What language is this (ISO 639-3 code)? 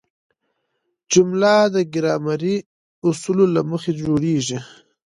pus